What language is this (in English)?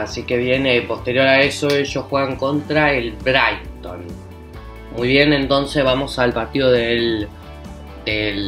Spanish